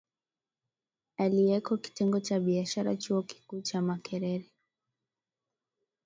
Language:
Swahili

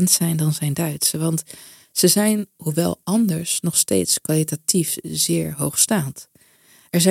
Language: Dutch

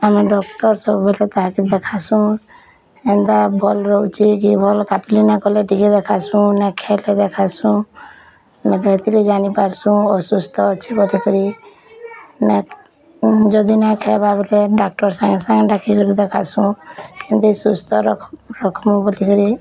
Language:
Odia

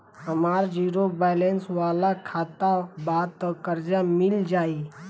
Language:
Bhojpuri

